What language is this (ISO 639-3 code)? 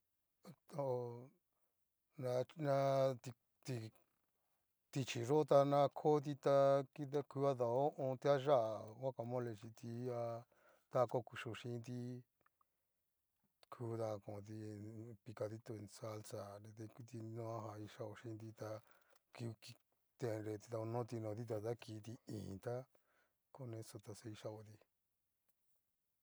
miu